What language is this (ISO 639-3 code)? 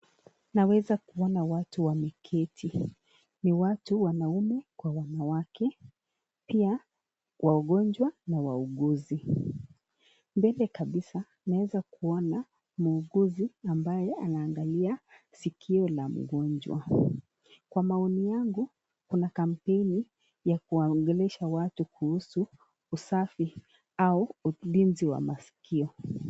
swa